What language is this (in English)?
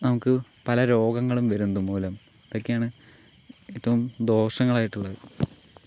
Malayalam